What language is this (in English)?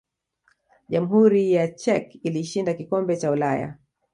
Swahili